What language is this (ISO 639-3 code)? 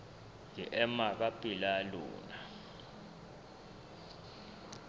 sot